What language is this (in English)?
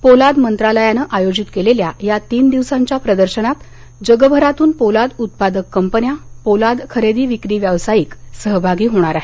Marathi